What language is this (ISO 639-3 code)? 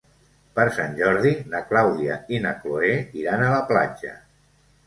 cat